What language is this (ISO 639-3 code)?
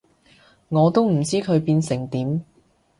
yue